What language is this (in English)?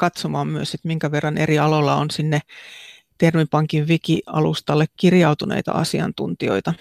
Finnish